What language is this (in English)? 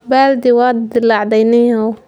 Somali